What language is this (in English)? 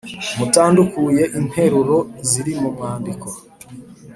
Kinyarwanda